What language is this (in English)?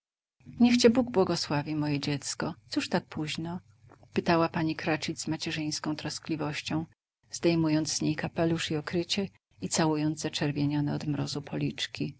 Polish